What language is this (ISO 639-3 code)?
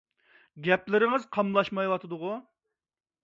uig